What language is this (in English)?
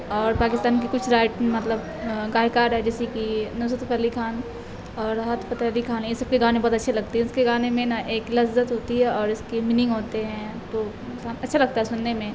Urdu